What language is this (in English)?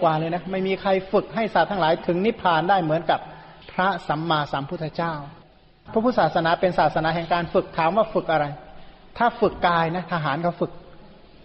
Thai